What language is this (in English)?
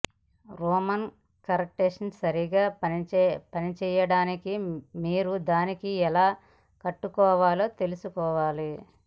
Telugu